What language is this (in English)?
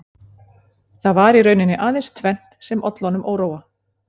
Icelandic